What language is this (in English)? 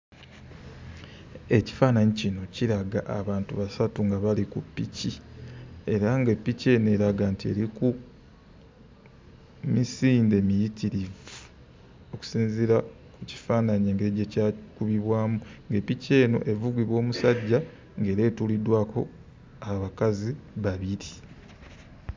Ganda